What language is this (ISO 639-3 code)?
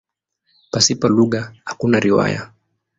swa